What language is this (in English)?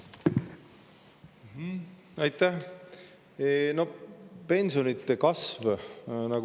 Estonian